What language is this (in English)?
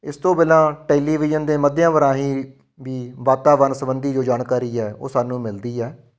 Punjabi